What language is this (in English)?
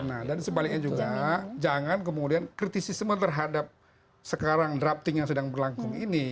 Indonesian